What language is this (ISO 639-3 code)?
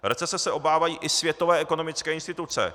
ces